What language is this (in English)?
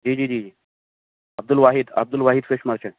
Urdu